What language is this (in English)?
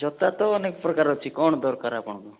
Odia